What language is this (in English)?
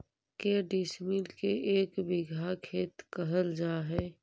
Magahi